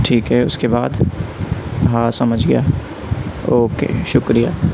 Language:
Urdu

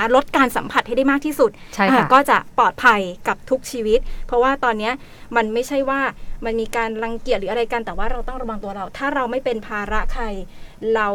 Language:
Thai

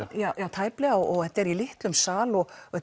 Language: Icelandic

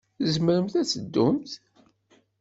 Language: Kabyle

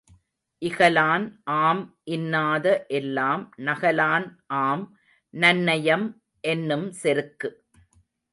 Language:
Tamil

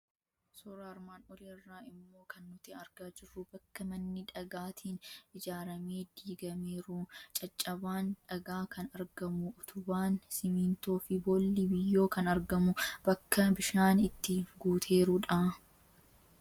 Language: Oromo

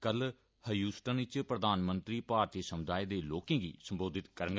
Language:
Dogri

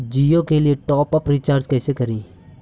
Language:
Magahi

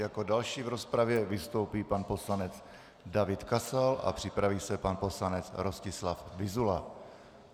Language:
Czech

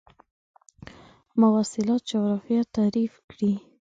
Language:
Pashto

